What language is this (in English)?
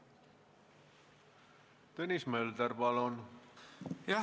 Estonian